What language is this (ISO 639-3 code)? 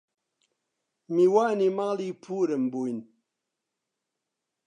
ckb